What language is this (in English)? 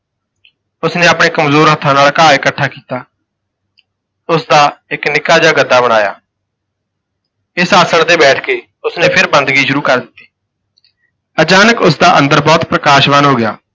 Punjabi